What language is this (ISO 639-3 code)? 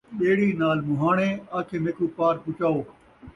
skr